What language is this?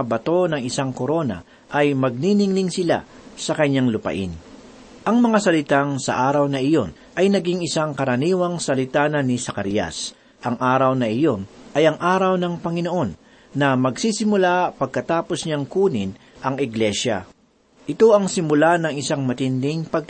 Filipino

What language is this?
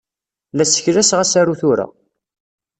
Kabyle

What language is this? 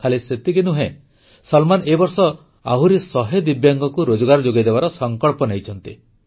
Odia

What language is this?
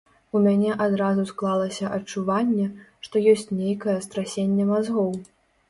Belarusian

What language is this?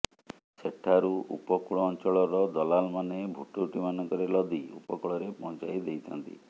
Odia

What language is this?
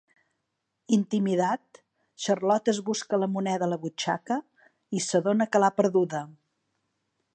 Catalan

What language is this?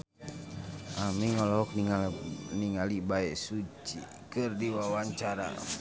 Sundanese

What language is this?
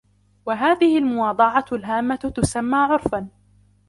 Arabic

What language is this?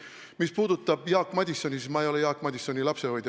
Estonian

